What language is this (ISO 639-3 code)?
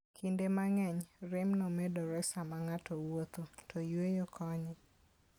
luo